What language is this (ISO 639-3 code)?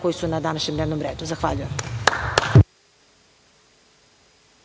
srp